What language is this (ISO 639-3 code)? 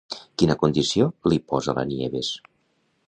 cat